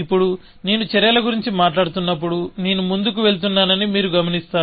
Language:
Telugu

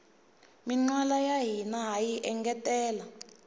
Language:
Tsonga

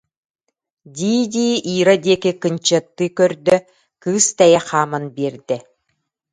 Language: Yakut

